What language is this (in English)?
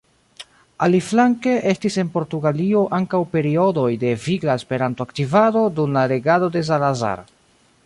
Esperanto